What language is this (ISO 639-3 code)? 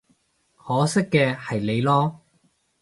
yue